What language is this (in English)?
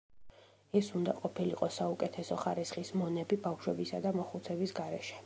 Georgian